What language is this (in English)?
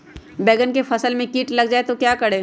Magahi